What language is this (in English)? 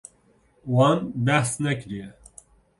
Kurdish